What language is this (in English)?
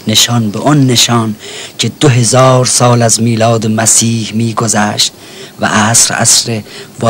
Persian